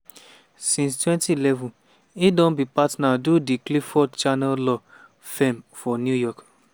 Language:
Nigerian Pidgin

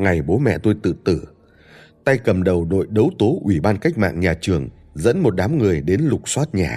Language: Vietnamese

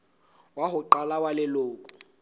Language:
Southern Sotho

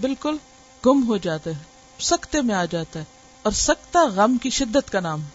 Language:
Urdu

